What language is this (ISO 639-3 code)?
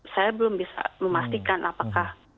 ind